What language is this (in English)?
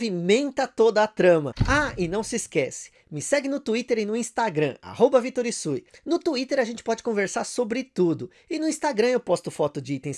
Portuguese